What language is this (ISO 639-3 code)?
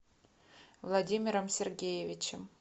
rus